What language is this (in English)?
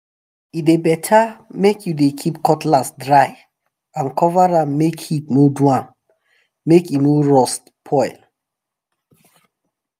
Nigerian Pidgin